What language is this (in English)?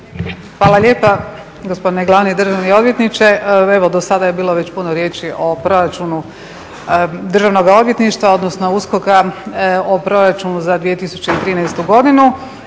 Croatian